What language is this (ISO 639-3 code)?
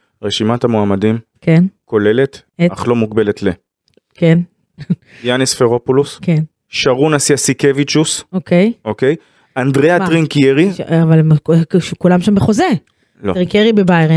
heb